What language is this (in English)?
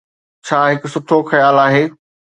Sindhi